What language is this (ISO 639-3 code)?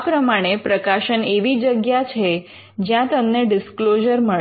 guj